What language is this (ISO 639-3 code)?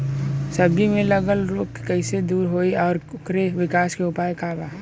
bho